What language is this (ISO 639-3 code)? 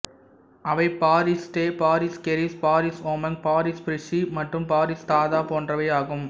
tam